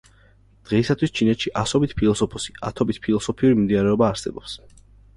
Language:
Georgian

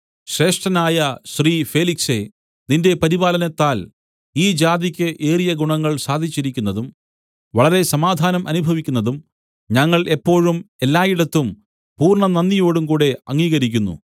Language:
Malayalam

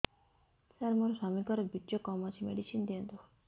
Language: Odia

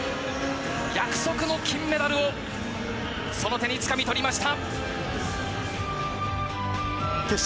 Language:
Japanese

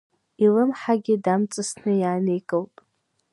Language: Abkhazian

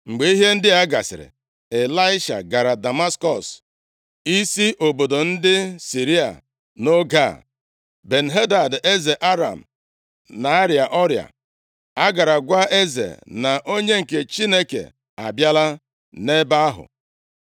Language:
Igbo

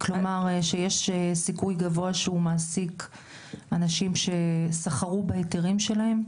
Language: Hebrew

